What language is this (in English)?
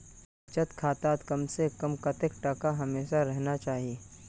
Magahi